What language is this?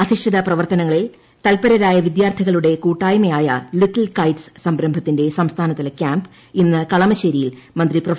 Malayalam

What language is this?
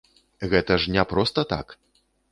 Belarusian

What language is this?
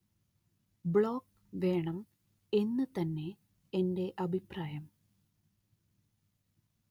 Malayalam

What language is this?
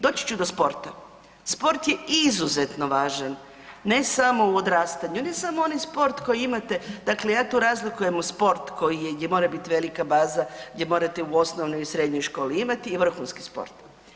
Croatian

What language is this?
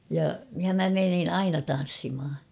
Finnish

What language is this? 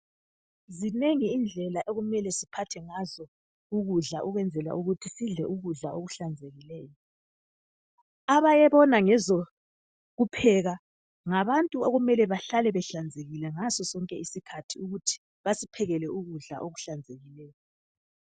North Ndebele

